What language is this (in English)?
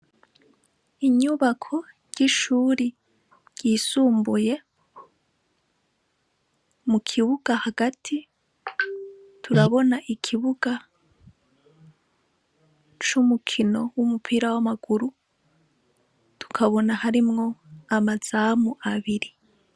Rundi